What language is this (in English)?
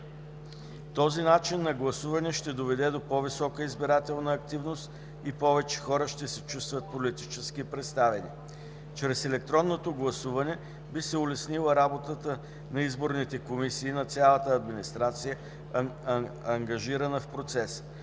Bulgarian